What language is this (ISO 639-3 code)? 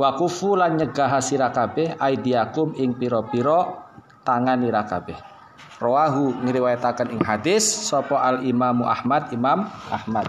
ind